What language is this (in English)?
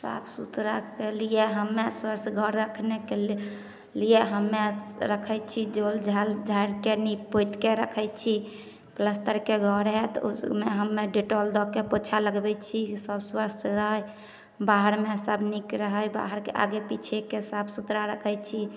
Maithili